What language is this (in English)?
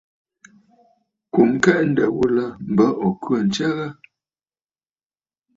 Bafut